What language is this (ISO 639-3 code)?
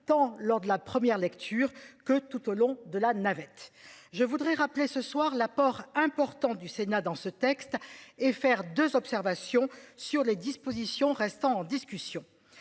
fra